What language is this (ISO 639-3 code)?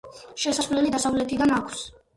kat